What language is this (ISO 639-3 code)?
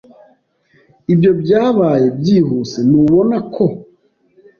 kin